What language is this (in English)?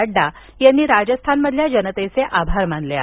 Marathi